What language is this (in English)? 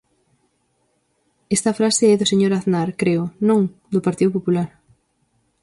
Galician